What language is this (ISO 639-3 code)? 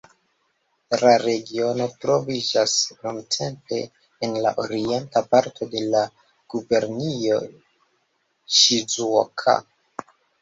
epo